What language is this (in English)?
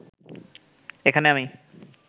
Bangla